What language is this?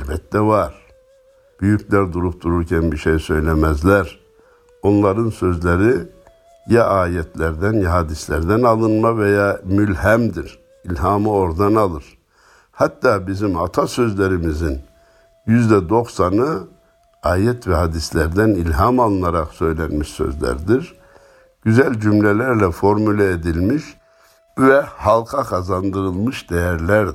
Turkish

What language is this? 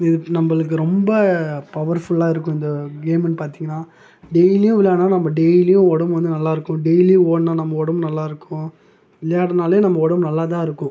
Tamil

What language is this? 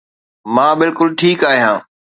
Sindhi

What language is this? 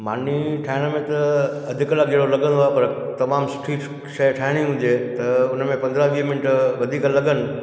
Sindhi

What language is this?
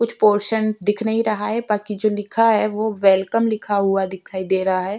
Hindi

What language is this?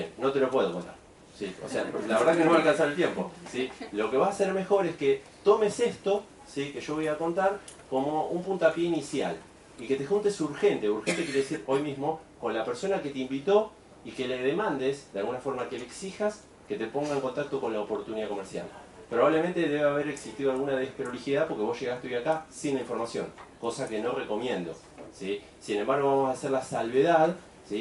Spanish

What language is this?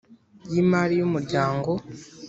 Kinyarwanda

